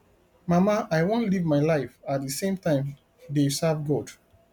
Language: Nigerian Pidgin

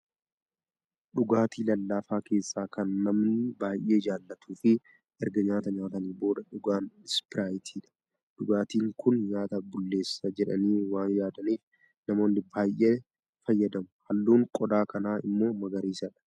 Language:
Oromo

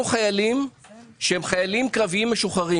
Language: Hebrew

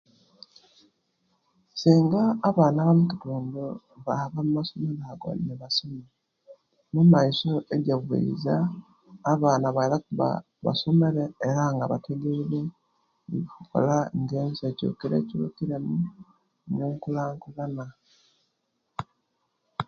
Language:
Kenyi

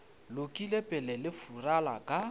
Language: Northern Sotho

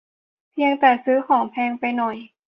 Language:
Thai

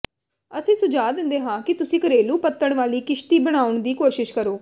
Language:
Punjabi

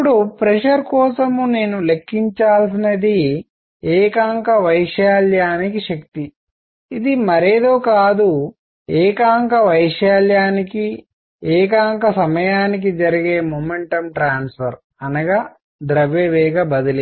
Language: Telugu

